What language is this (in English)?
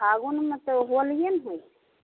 Maithili